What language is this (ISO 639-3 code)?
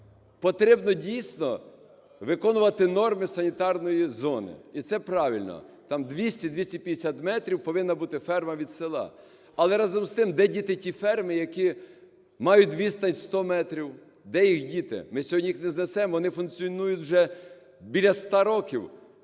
ukr